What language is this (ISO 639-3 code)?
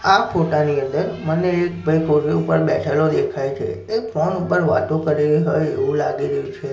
guj